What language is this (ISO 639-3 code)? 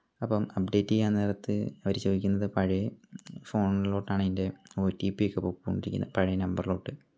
mal